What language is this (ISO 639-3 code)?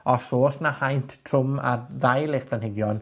cym